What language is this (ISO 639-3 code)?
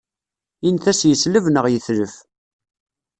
kab